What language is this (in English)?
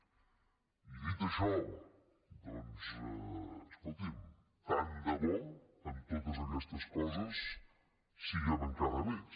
Catalan